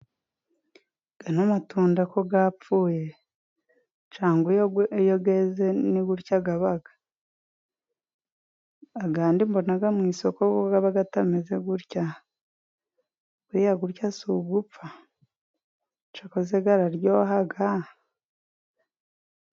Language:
Kinyarwanda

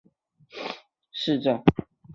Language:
Chinese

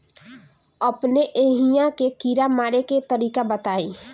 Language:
Bhojpuri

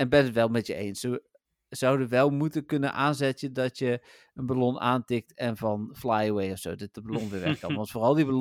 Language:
Dutch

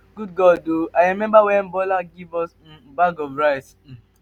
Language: Nigerian Pidgin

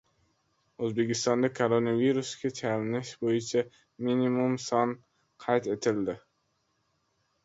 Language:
Uzbek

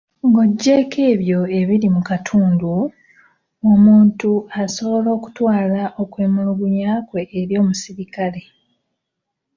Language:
Ganda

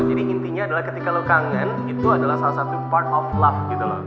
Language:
Indonesian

